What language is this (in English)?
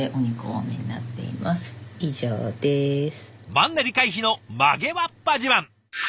Japanese